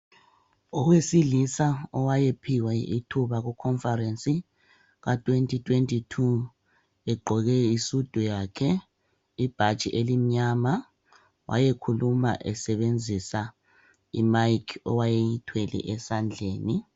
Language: North Ndebele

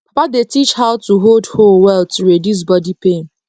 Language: Nigerian Pidgin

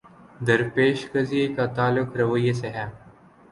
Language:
Urdu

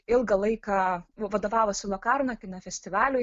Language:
Lithuanian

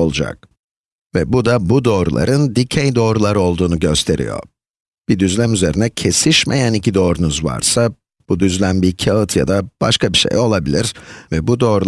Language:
Turkish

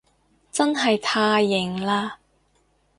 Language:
Cantonese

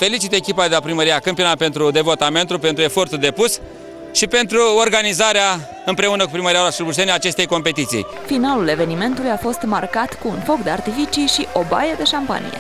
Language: Romanian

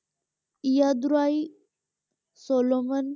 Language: Punjabi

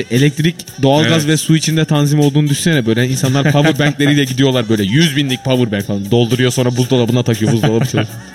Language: Turkish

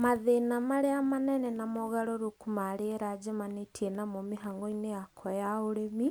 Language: Kikuyu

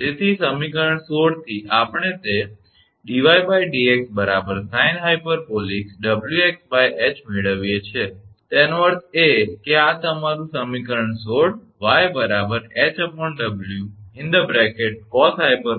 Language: Gujarati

